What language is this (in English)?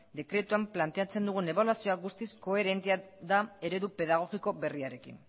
Basque